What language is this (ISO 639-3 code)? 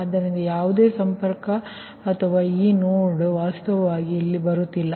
kan